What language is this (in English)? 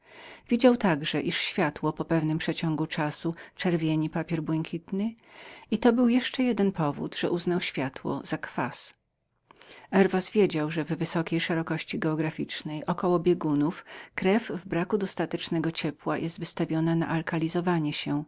Polish